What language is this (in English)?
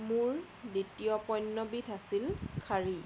Assamese